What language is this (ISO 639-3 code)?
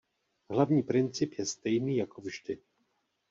ces